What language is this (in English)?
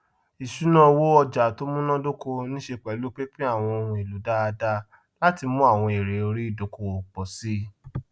Yoruba